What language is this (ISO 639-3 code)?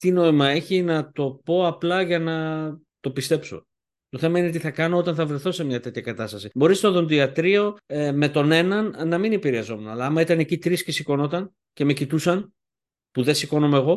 ell